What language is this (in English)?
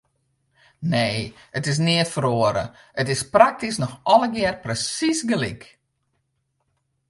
Western Frisian